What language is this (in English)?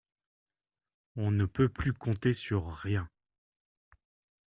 French